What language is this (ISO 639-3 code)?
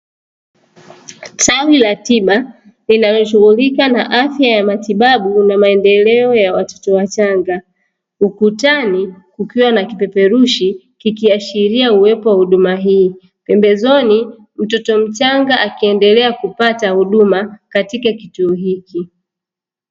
swa